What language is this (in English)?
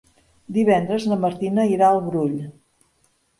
Catalan